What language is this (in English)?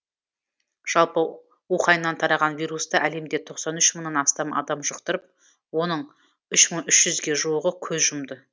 Kazakh